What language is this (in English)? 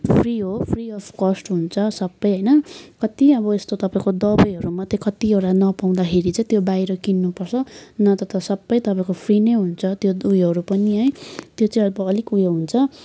Nepali